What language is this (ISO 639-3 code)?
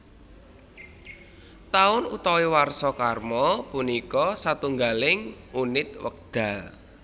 jav